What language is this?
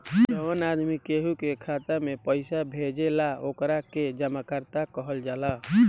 Bhojpuri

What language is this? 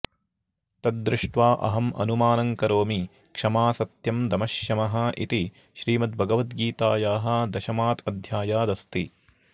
Sanskrit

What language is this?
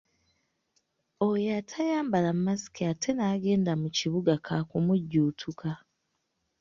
Ganda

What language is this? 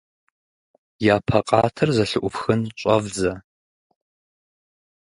Russian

